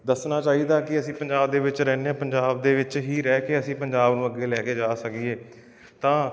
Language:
Punjabi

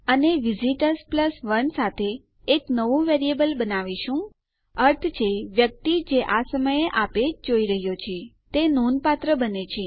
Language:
Gujarati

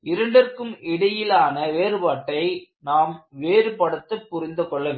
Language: Tamil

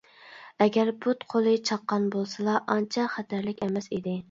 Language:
Uyghur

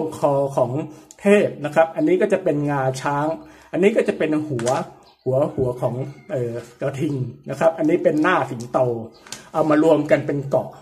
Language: Thai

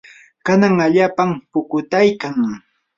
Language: Yanahuanca Pasco Quechua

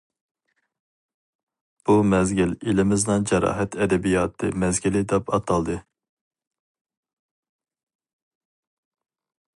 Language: Uyghur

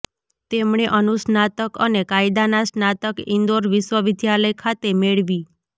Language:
Gujarati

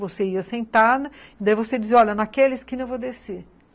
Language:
Portuguese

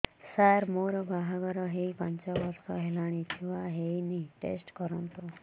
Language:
Odia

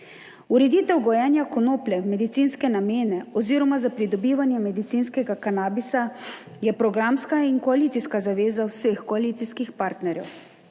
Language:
Slovenian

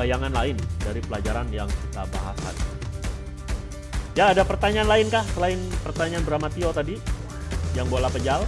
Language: Indonesian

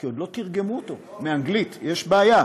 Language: Hebrew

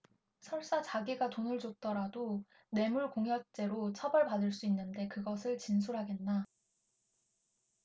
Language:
Korean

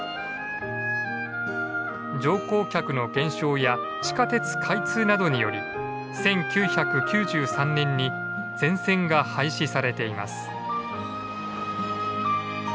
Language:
Japanese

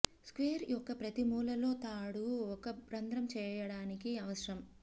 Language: Telugu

